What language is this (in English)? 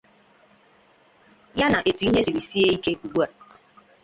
Igbo